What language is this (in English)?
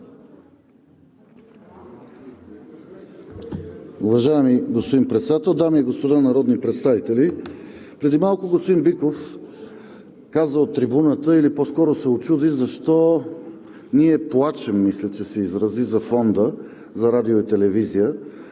Bulgarian